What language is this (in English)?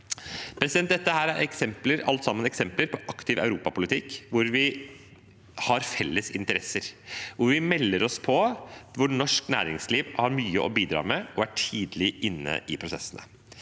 Norwegian